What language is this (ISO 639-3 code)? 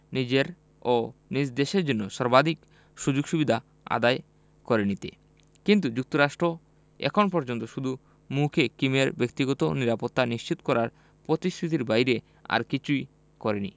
ben